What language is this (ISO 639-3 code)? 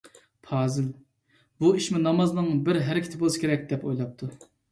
uig